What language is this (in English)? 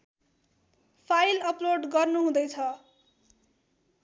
Nepali